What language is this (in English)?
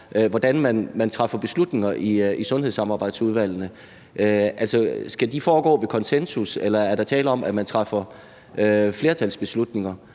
Danish